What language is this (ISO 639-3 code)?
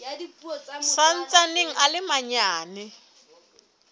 sot